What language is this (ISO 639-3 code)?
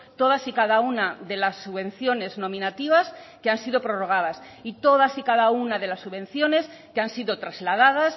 spa